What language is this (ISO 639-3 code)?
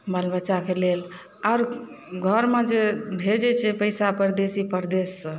mai